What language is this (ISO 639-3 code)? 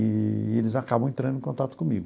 por